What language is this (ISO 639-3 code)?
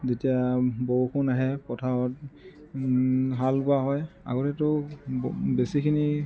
asm